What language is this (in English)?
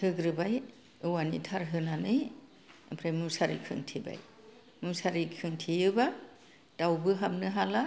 Bodo